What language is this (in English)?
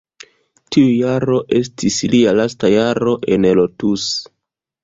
Esperanto